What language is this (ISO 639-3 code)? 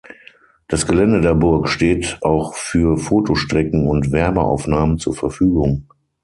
deu